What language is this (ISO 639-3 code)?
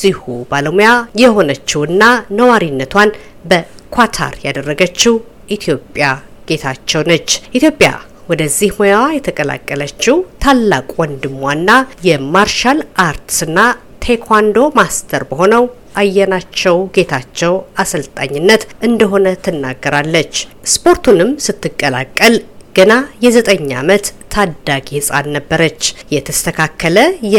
amh